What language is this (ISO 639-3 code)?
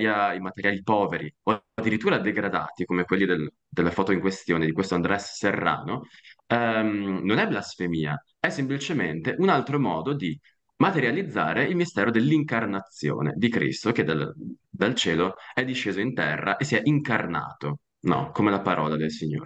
ita